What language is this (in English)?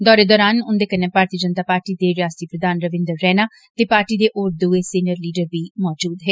Dogri